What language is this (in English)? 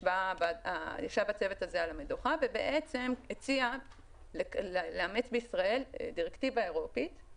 Hebrew